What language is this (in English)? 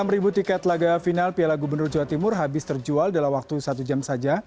Indonesian